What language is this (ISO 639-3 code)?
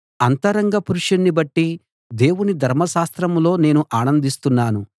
tel